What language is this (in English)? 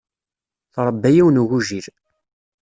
Kabyle